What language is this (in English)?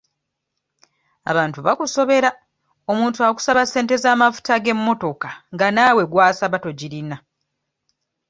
Ganda